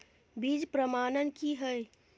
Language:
Maithili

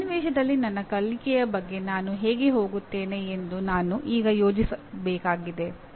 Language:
Kannada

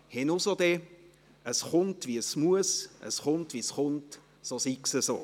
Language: Swiss German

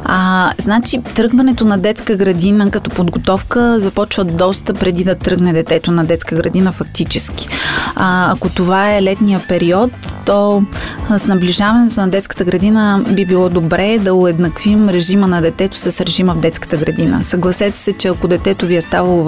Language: Bulgarian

